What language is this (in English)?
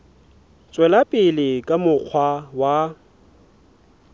Southern Sotho